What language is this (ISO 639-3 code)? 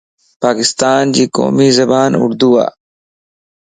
lss